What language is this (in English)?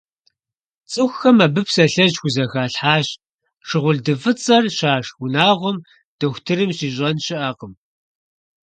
Kabardian